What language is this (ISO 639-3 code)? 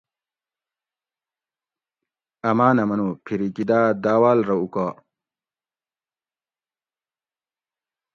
gwc